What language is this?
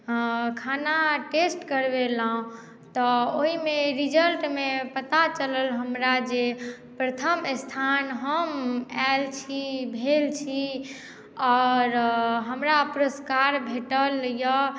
Maithili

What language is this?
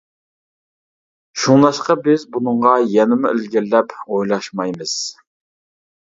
Uyghur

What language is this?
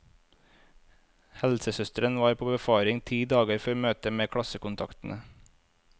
Norwegian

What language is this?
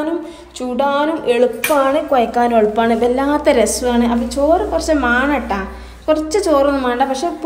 Arabic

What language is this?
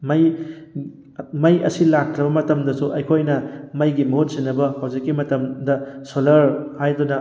Manipuri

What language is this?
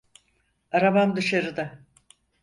Turkish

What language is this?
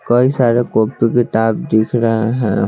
Hindi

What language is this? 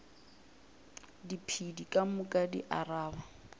Northern Sotho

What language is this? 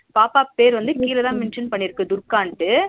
Tamil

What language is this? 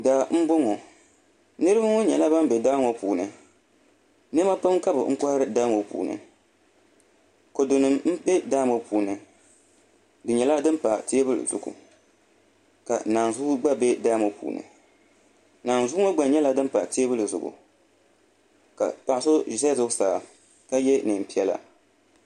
Dagbani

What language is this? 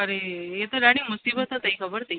Sindhi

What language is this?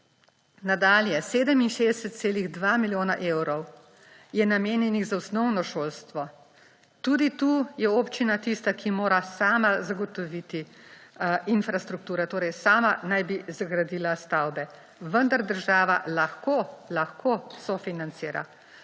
Slovenian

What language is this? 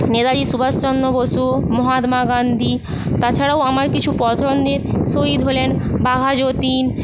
Bangla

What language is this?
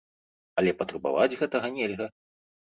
Belarusian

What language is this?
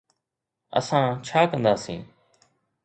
Sindhi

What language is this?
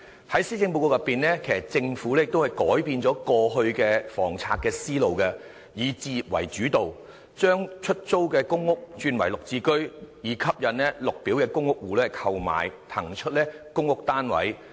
Cantonese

